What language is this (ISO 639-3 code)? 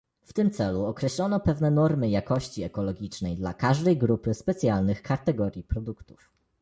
pol